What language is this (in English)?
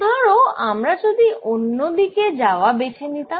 Bangla